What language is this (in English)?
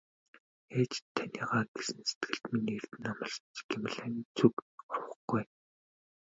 Mongolian